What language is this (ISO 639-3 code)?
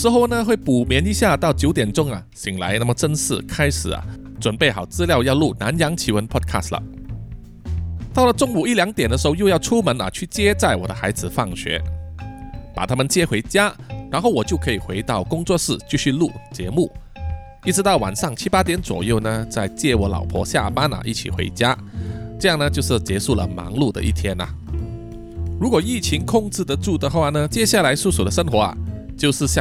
zho